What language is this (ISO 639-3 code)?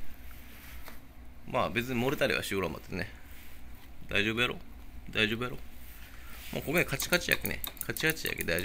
jpn